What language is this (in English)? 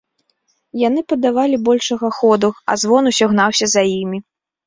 Belarusian